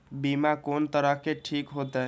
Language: Maithili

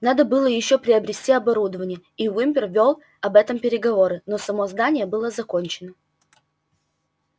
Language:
Russian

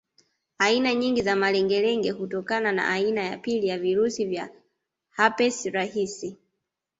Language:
Swahili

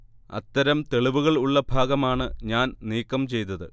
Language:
Malayalam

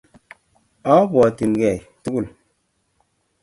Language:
Kalenjin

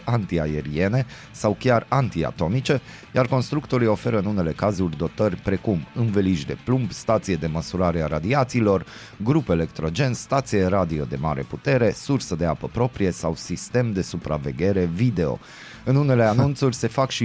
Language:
Romanian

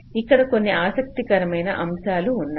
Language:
Telugu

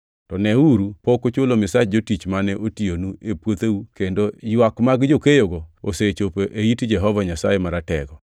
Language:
Luo (Kenya and Tanzania)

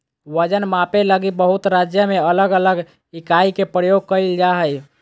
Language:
Magahi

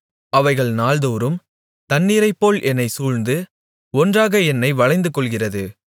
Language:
Tamil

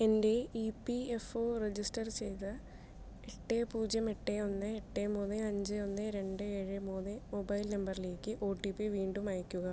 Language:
Malayalam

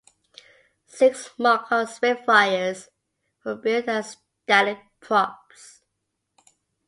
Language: English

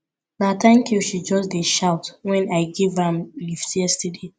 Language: Nigerian Pidgin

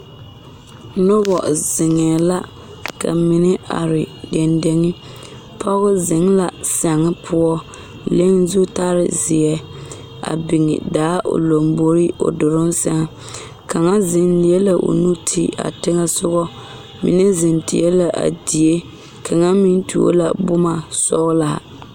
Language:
Southern Dagaare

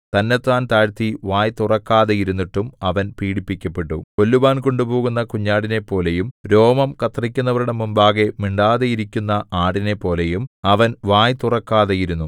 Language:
Malayalam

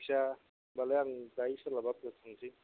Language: Bodo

